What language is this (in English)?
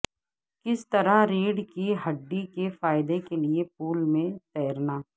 Urdu